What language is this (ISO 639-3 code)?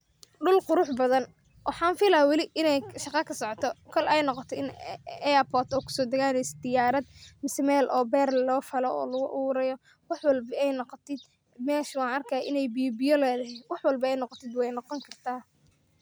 som